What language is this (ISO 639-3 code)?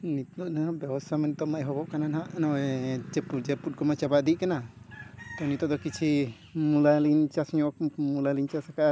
sat